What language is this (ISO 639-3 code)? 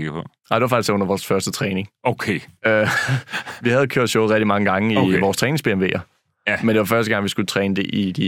dan